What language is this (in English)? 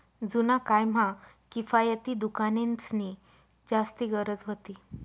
Marathi